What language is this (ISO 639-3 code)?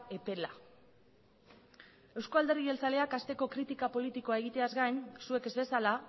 eus